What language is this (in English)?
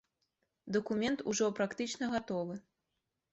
Belarusian